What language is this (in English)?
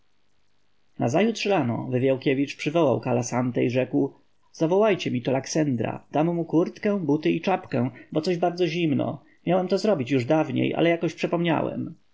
Polish